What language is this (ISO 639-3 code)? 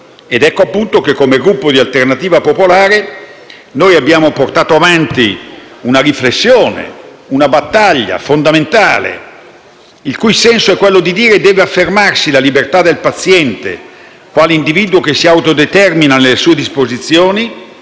ita